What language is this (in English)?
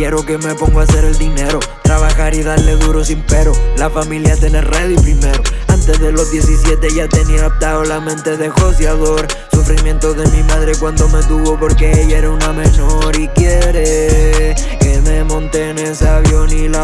Spanish